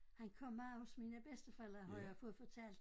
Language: Danish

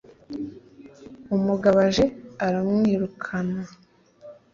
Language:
Kinyarwanda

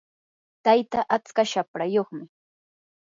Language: Yanahuanca Pasco Quechua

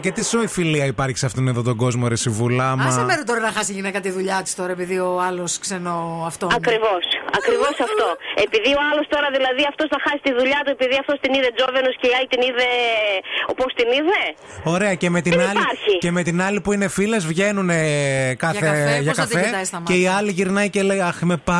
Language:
Greek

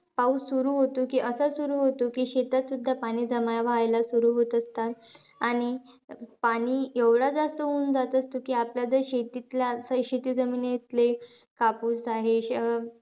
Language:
Marathi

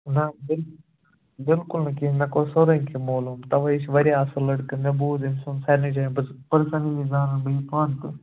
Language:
Kashmiri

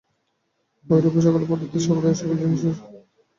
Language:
Bangla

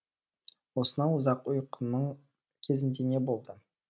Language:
Kazakh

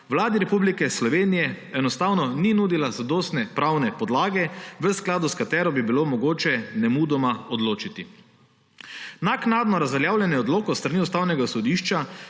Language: Slovenian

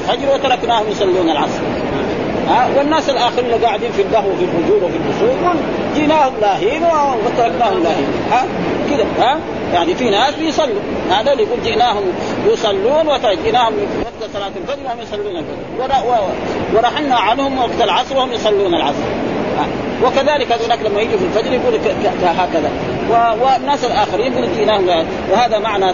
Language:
Arabic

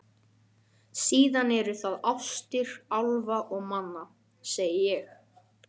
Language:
Icelandic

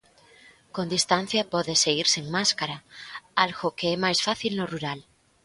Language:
Galician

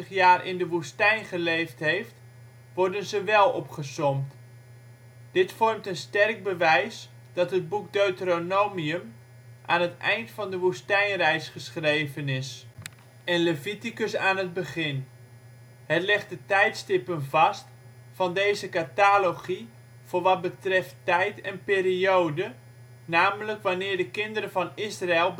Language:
Dutch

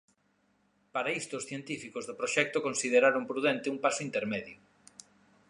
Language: Galician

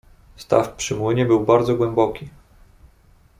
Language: Polish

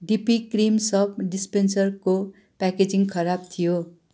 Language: Nepali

